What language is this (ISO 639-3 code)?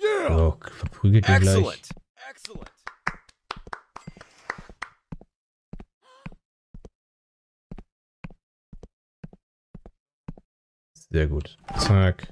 deu